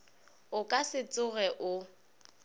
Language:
Northern Sotho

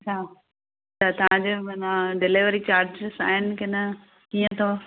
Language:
Sindhi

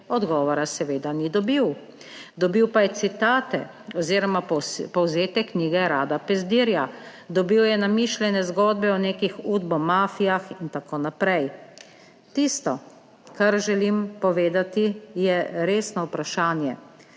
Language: Slovenian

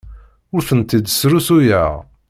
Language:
Kabyle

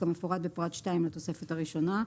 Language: Hebrew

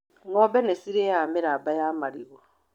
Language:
Kikuyu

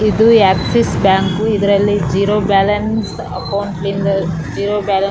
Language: Kannada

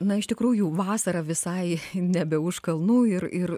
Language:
Lithuanian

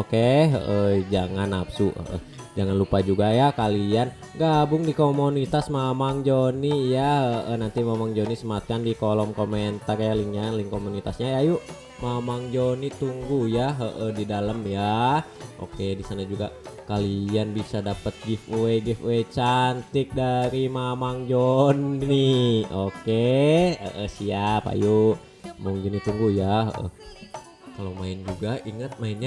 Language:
Indonesian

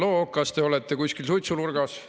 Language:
Estonian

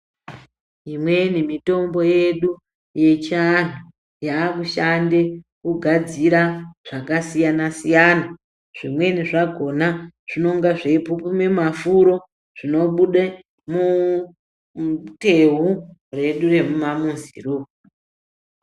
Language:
Ndau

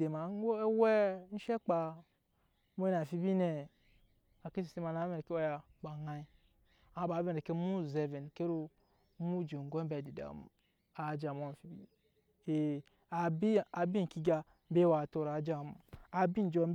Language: Nyankpa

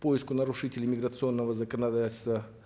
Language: Kazakh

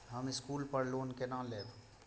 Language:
Maithili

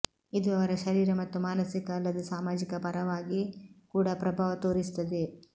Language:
Kannada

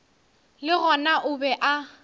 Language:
Northern Sotho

